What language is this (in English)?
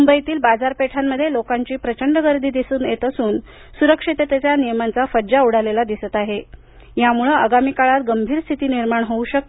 Marathi